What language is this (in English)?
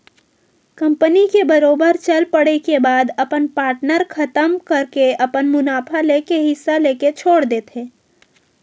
Chhattisgarhi